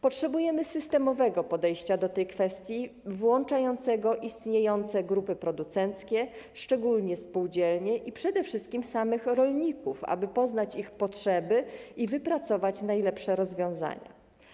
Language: Polish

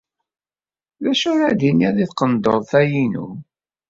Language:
Kabyle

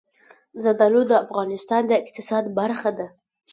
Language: Pashto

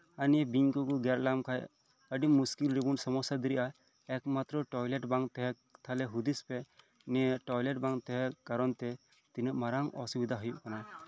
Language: Santali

